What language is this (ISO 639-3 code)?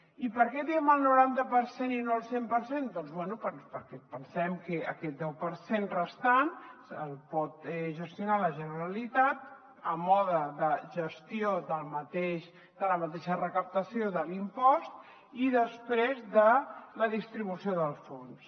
cat